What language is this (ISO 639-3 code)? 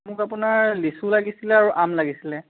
asm